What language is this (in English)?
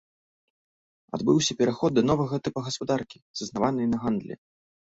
Belarusian